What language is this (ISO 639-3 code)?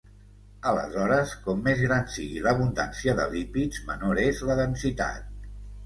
cat